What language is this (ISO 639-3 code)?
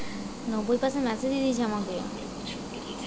ben